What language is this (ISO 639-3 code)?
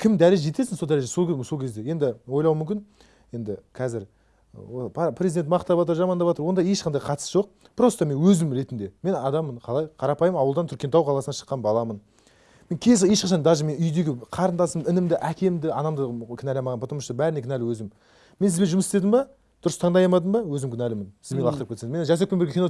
tur